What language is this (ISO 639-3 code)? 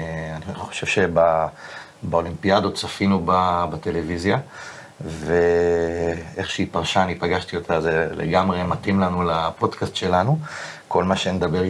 heb